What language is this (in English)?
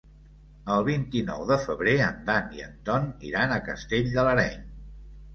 Catalan